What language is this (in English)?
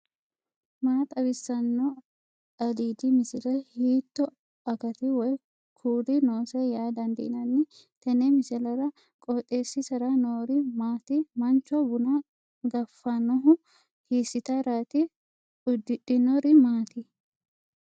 Sidamo